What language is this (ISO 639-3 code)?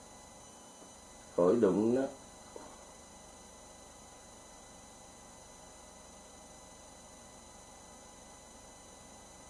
vie